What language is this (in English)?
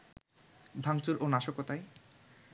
Bangla